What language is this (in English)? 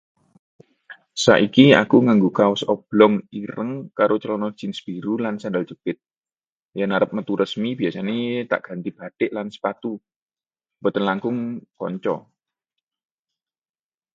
Javanese